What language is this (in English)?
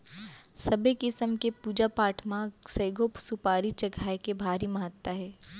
Chhattisgarhi